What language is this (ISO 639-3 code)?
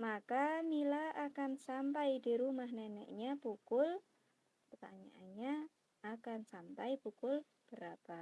ind